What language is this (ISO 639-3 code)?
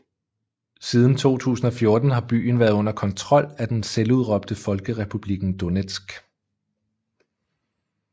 dan